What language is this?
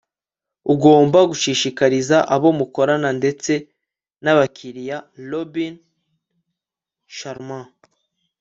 Kinyarwanda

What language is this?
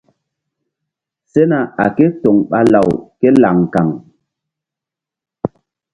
Mbum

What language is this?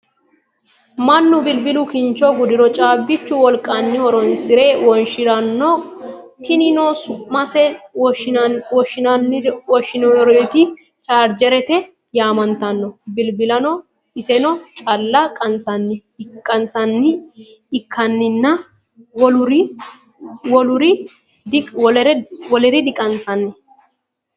Sidamo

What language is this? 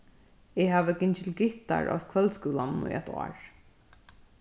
Faroese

